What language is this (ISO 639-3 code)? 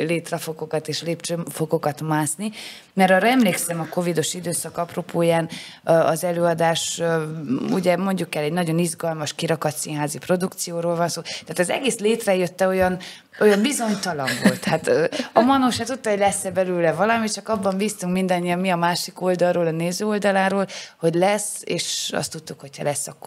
hun